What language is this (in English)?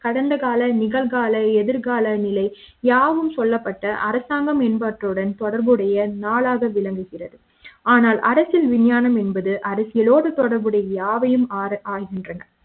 Tamil